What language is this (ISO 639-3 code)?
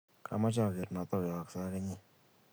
kln